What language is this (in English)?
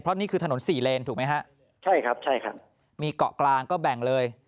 Thai